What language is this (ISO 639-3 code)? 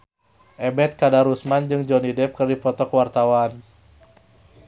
sun